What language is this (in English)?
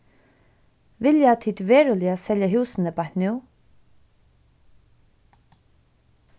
Faroese